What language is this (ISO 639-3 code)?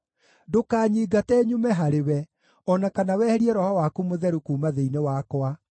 kik